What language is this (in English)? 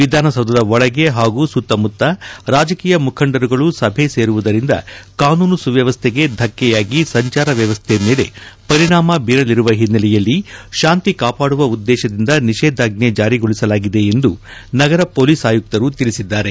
Kannada